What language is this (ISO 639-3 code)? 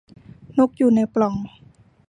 tha